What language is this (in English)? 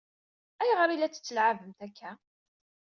Kabyle